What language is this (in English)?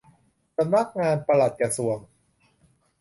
Thai